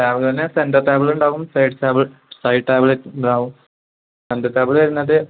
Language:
Malayalam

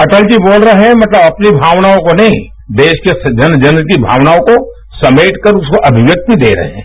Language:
Hindi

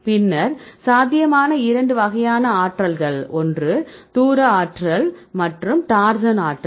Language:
Tamil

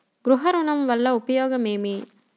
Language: Telugu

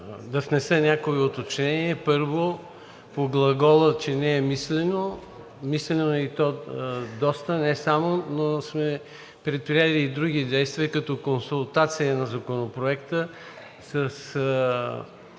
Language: Bulgarian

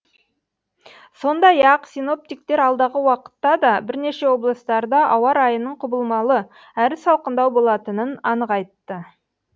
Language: Kazakh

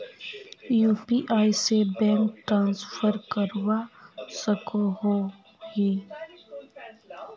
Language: Magahi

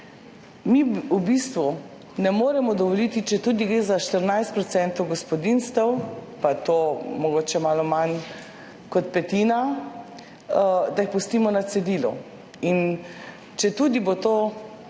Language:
Slovenian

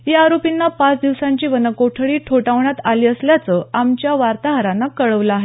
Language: Marathi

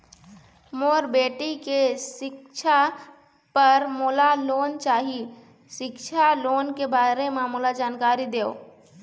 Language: Chhattisgarhi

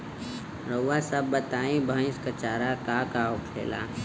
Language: Bhojpuri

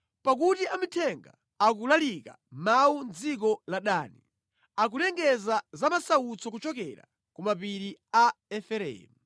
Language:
Nyanja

